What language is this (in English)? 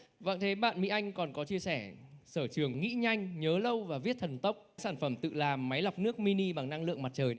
Vietnamese